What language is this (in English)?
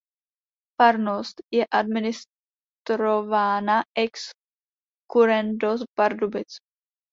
Czech